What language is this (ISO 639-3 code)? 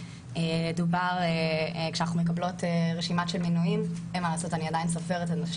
heb